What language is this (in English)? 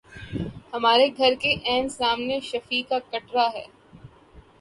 Urdu